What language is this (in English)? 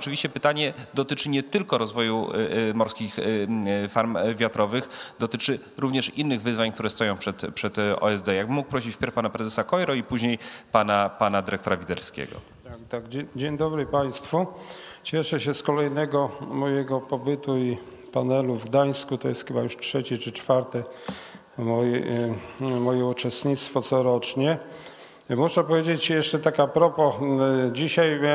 Polish